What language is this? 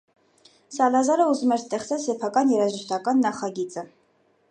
Armenian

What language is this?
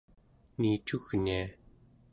Central Yupik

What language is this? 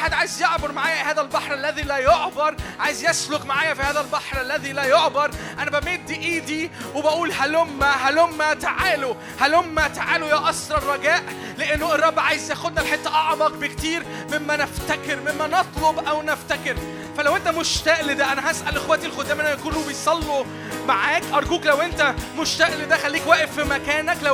Arabic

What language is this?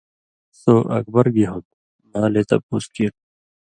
Indus Kohistani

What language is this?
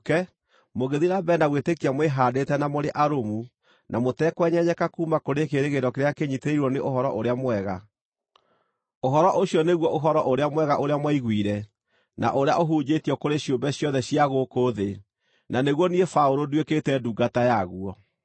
Kikuyu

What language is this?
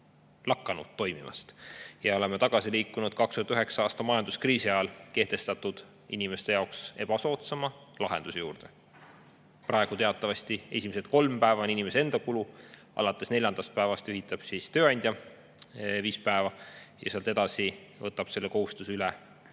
Estonian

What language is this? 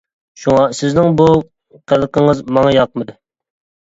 Uyghur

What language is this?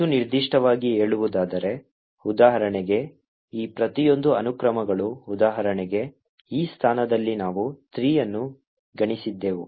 Kannada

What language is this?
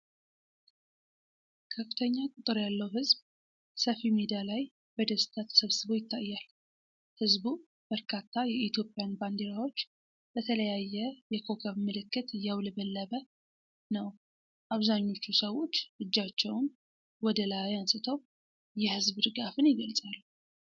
Amharic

